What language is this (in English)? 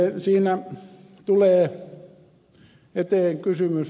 Finnish